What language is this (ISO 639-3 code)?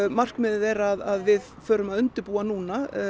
isl